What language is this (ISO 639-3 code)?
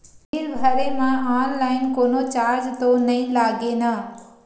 hne